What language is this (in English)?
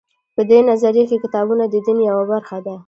Pashto